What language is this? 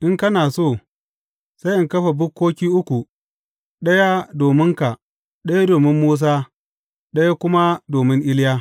Hausa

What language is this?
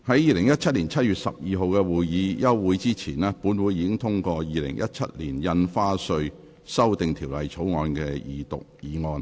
Cantonese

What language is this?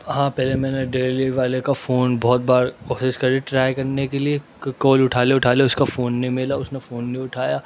Urdu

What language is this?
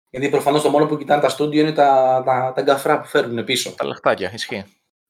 Greek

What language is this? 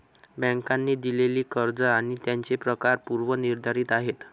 Marathi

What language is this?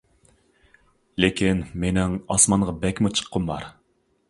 Uyghur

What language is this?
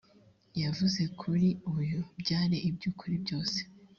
Kinyarwanda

